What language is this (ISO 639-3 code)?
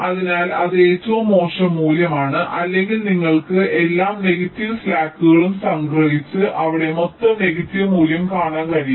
mal